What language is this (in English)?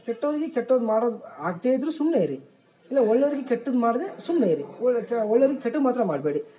Kannada